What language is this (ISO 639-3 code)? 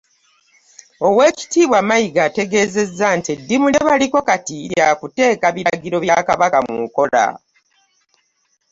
lug